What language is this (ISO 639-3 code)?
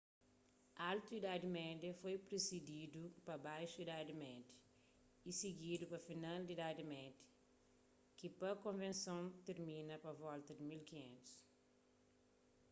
kea